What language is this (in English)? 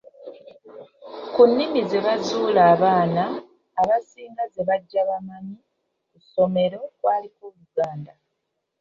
Ganda